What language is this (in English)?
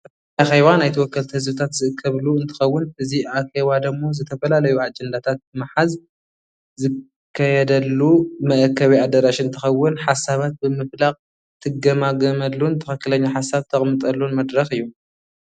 Tigrinya